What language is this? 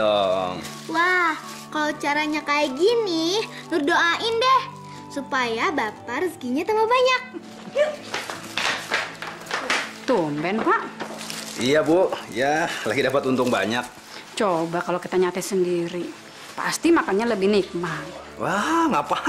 Indonesian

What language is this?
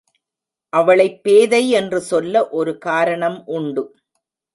Tamil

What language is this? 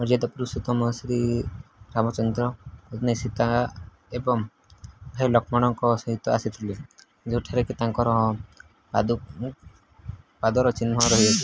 Odia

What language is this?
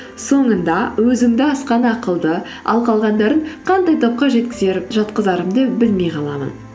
Kazakh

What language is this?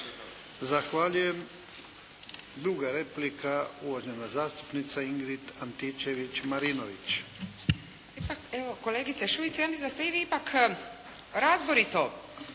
Croatian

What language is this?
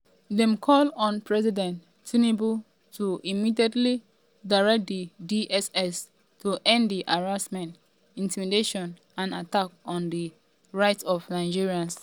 Nigerian Pidgin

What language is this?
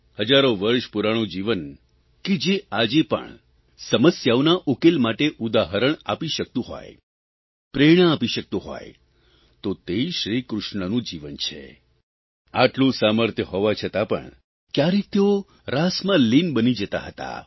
Gujarati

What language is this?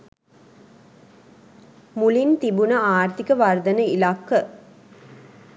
Sinhala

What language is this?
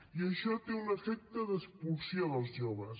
Catalan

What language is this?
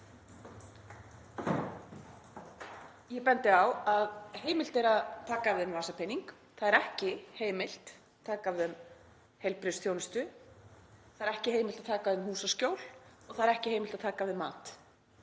Icelandic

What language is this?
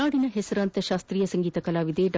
Kannada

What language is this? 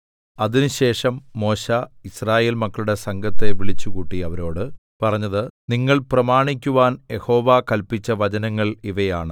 Malayalam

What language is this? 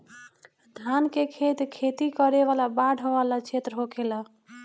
Bhojpuri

